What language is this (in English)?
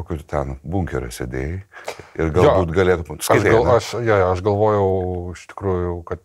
Lithuanian